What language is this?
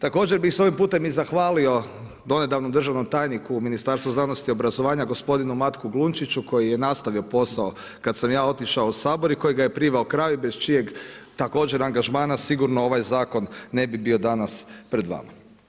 Croatian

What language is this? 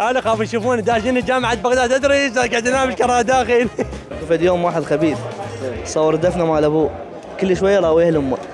Arabic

